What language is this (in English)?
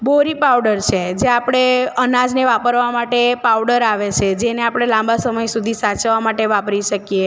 Gujarati